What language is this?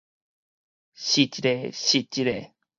Min Nan Chinese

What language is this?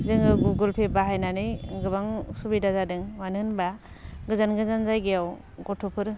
Bodo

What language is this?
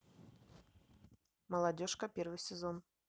Russian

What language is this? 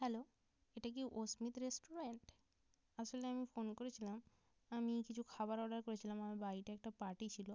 Bangla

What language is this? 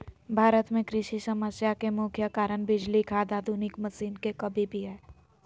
Magahi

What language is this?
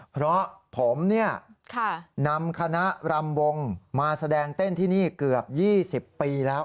Thai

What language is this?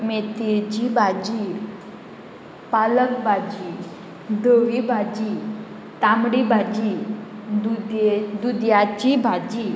Konkani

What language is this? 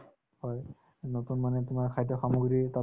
Assamese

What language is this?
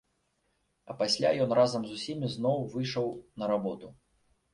Belarusian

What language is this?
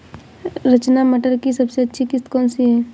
Hindi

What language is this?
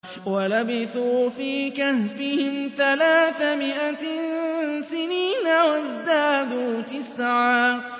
Arabic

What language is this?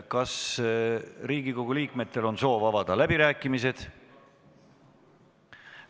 Estonian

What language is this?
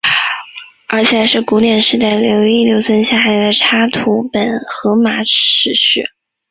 Chinese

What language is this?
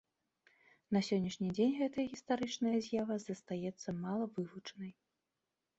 Belarusian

